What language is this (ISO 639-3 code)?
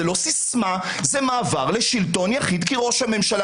heb